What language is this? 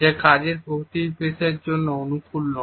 Bangla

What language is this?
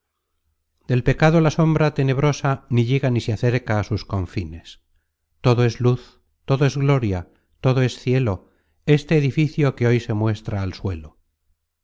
Spanish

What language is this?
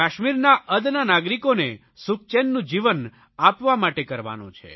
Gujarati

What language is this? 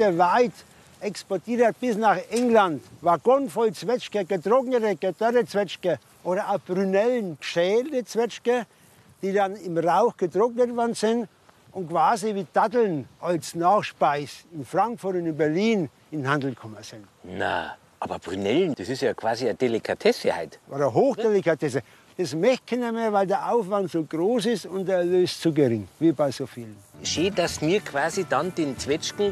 German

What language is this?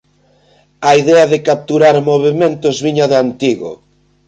Galician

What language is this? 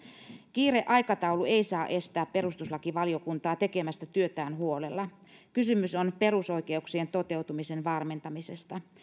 Finnish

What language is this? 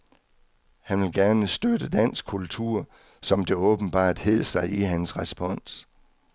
Danish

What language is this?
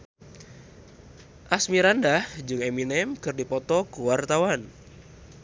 Sundanese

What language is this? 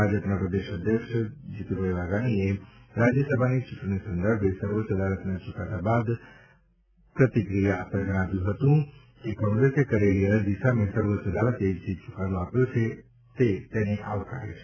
Gujarati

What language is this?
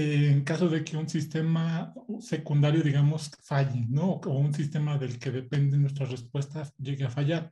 Spanish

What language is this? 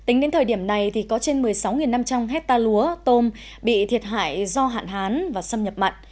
Vietnamese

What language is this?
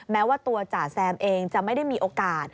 Thai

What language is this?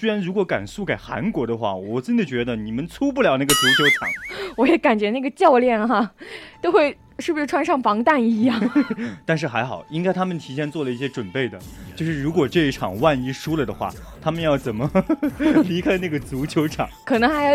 Chinese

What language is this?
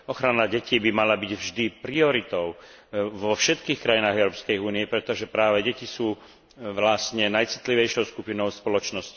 Slovak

